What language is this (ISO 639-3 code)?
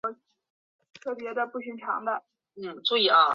zho